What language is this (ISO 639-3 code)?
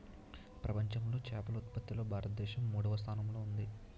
tel